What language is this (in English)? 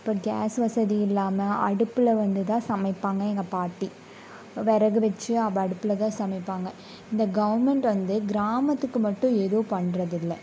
Tamil